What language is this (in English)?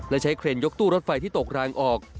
Thai